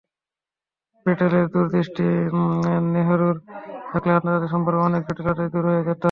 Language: Bangla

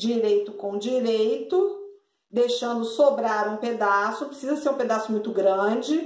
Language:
Portuguese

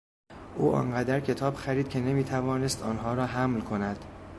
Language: Persian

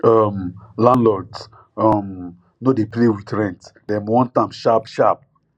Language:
Nigerian Pidgin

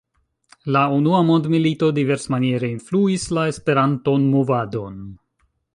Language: Esperanto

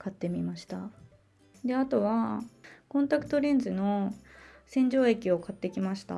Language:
Japanese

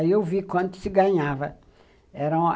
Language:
Portuguese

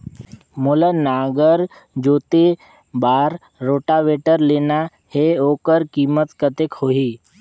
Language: Chhattisgarhi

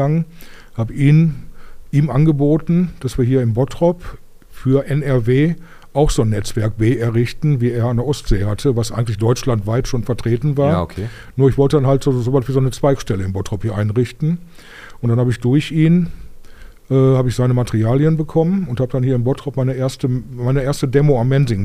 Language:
German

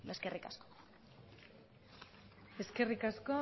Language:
Basque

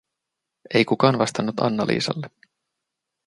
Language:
Finnish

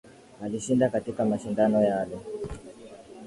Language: Swahili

